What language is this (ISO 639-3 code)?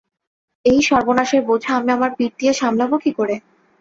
ben